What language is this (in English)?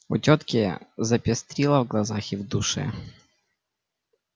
Russian